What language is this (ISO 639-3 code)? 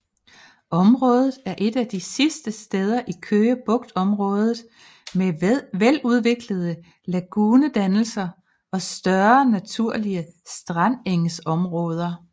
dan